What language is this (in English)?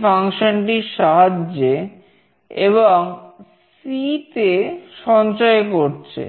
Bangla